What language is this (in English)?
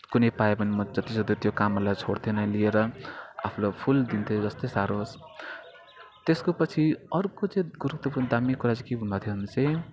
Nepali